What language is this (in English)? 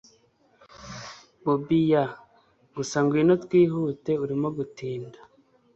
Kinyarwanda